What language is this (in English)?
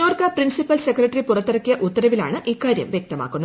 Malayalam